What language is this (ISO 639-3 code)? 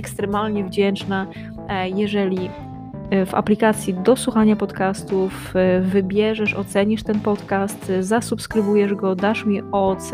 pol